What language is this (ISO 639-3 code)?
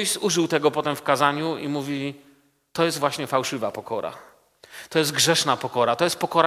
pol